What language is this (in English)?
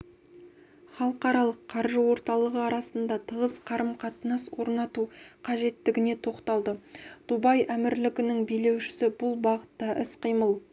Kazakh